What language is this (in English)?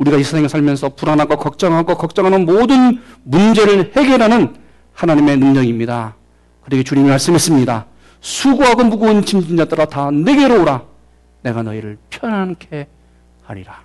Korean